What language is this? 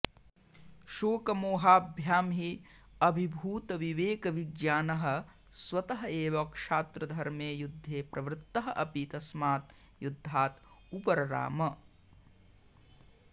Sanskrit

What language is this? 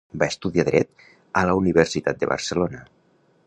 Catalan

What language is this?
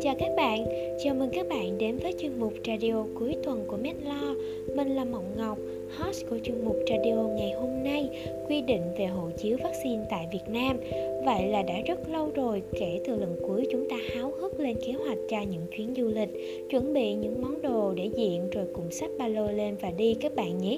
Vietnamese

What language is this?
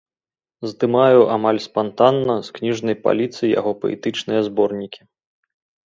Belarusian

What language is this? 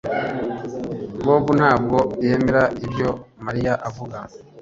Kinyarwanda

